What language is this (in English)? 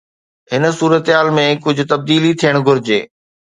Sindhi